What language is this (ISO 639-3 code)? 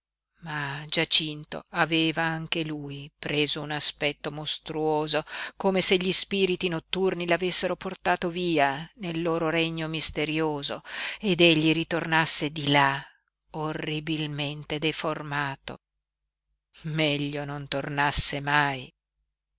ita